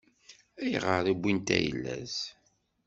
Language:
Kabyle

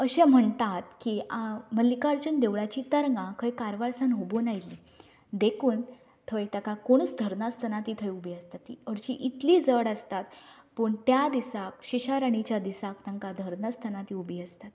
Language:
Konkani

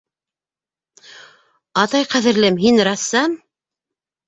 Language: Bashkir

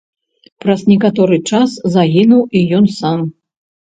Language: Belarusian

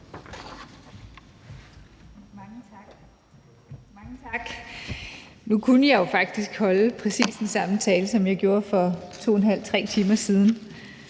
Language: Danish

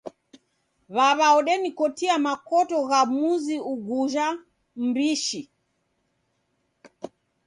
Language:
Taita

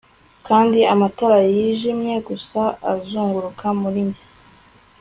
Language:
Kinyarwanda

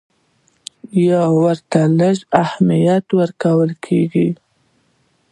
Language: Pashto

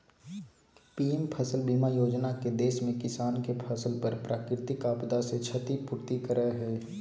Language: Magahi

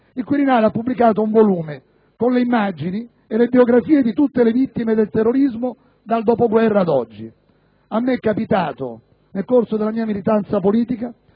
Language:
Italian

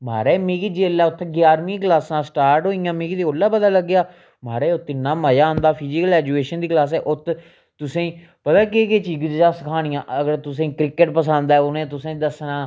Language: Dogri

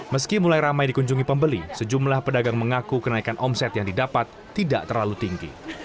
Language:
Indonesian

